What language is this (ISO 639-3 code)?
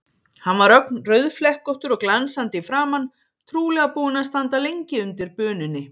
isl